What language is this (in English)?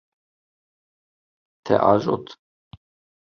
Kurdish